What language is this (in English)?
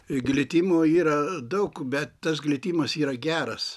Lithuanian